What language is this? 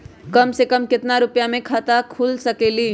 Magahi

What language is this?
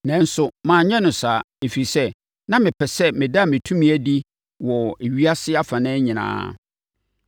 Akan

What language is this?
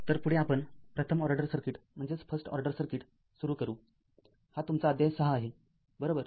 Marathi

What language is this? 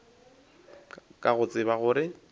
Northern Sotho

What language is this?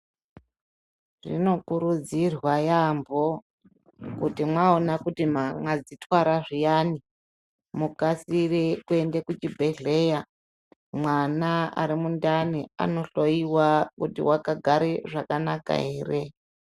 Ndau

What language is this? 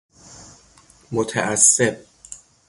Persian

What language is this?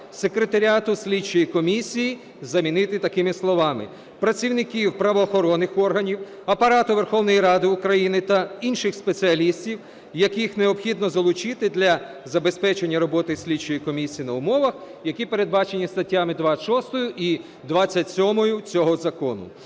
Ukrainian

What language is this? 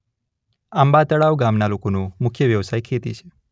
Gujarati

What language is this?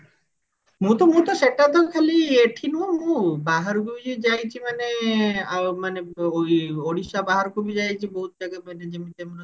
Odia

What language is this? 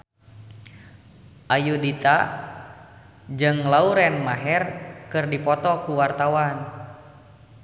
Sundanese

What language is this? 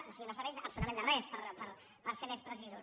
Catalan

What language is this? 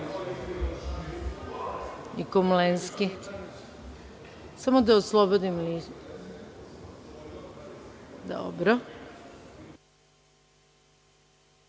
Serbian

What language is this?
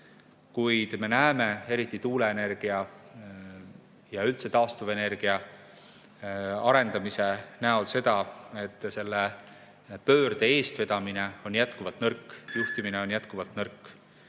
Estonian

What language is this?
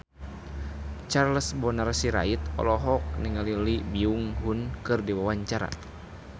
Sundanese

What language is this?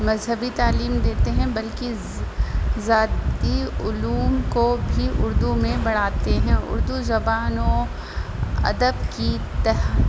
Urdu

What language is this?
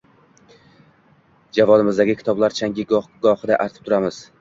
Uzbek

